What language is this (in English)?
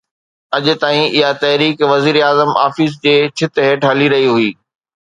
Sindhi